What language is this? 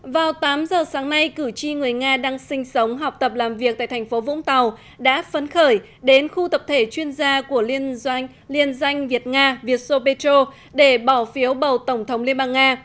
Vietnamese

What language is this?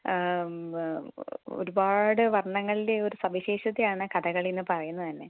Malayalam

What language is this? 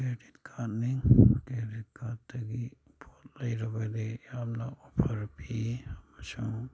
Manipuri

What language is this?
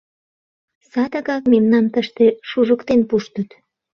Mari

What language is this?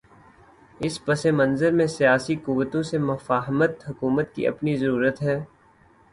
Urdu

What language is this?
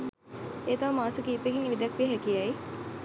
Sinhala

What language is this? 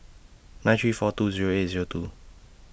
English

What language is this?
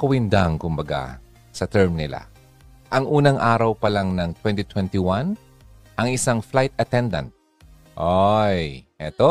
Filipino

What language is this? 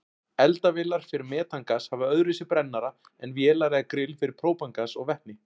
Icelandic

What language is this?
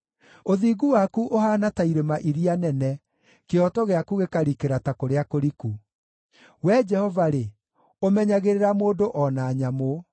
Kikuyu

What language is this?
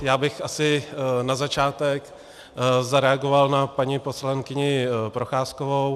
Czech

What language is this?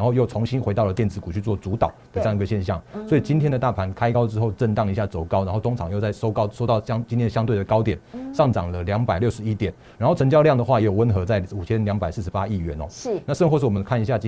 Chinese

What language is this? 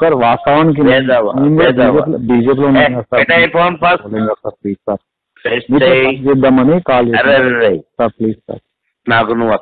Arabic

